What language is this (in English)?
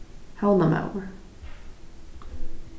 Faroese